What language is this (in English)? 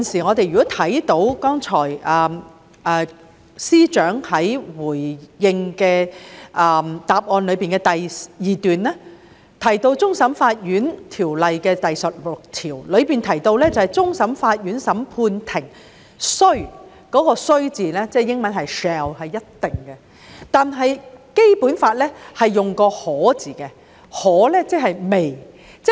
Cantonese